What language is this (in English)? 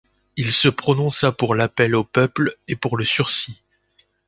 French